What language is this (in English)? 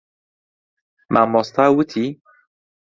Central Kurdish